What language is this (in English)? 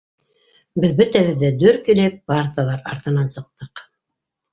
Bashkir